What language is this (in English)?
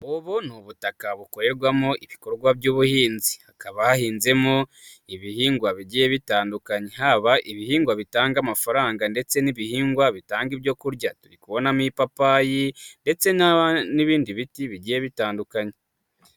Kinyarwanda